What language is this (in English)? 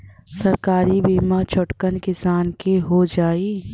Bhojpuri